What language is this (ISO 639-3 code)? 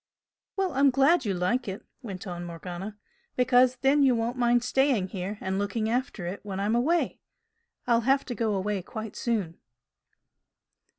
eng